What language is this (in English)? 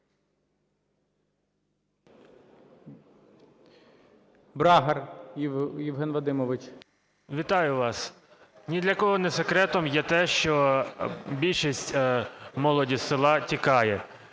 Ukrainian